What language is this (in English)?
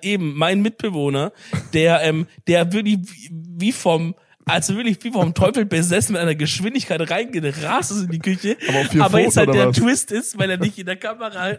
German